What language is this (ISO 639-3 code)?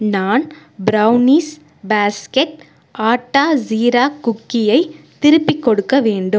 tam